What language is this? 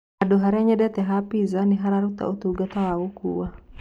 Kikuyu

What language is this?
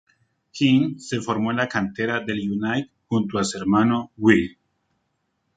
Spanish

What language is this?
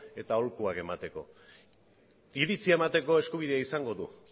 Basque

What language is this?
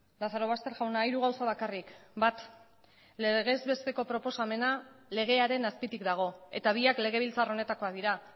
Basque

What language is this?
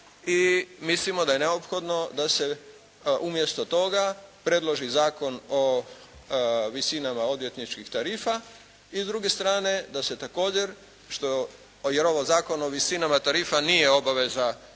Croatian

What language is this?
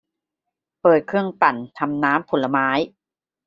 Thai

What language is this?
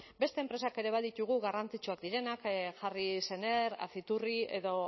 Basque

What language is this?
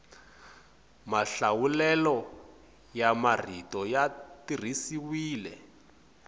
Tsonga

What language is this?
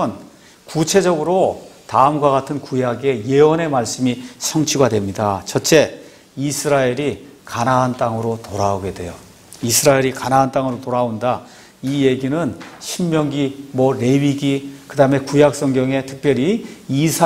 Korean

